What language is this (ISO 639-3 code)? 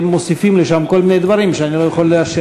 heb